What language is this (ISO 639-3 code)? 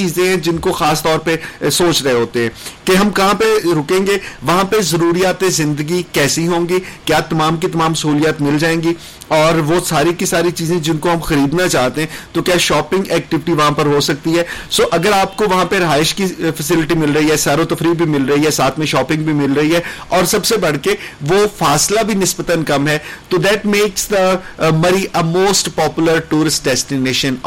urd